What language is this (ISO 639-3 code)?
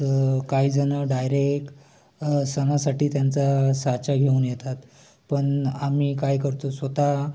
mar